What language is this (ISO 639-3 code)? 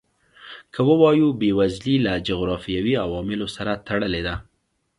pus